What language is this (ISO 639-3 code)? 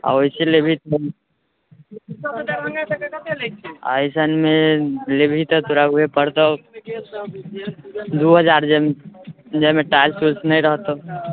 mai